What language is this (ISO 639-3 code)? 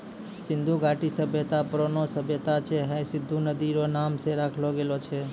mai